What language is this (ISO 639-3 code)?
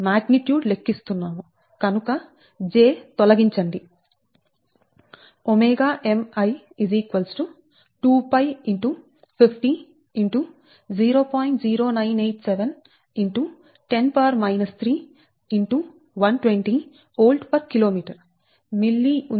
tel